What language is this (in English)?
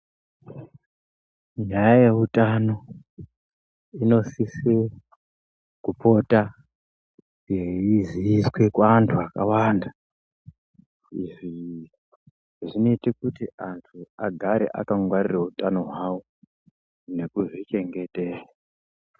Ndau